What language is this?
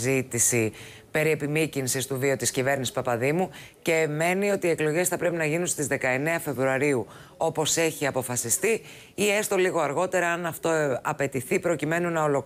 Greek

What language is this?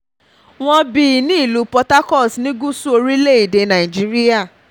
Yoruba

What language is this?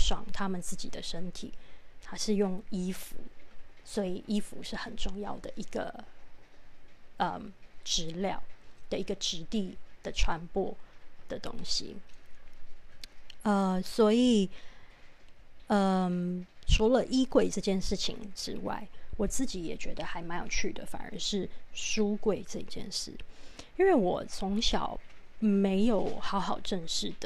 Chinese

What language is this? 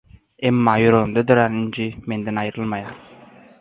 Turkmen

